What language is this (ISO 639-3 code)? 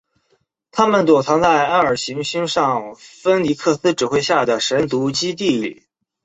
zho